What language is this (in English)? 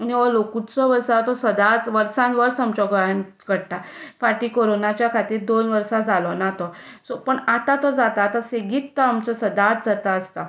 Konkani